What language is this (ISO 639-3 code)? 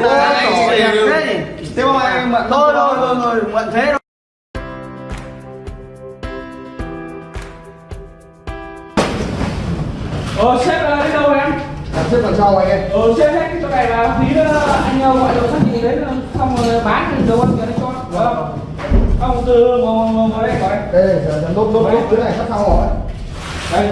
vie